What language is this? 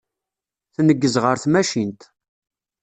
Kabyle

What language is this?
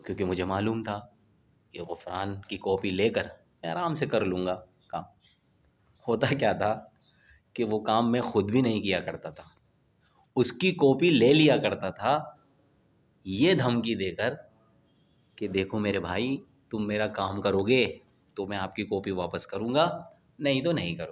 Urdu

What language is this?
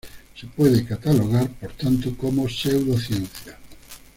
Spanish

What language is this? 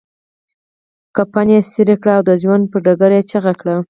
Pashto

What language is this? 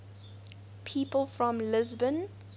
English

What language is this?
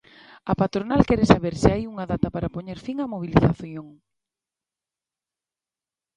Galician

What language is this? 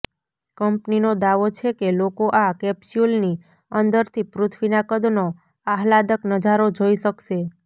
Gujarati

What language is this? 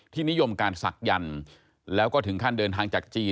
Thai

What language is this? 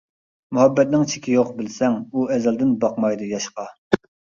Uyghur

